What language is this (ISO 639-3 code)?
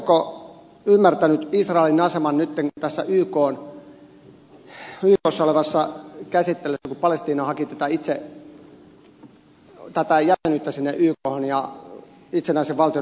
fin